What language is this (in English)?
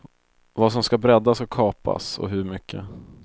Swedish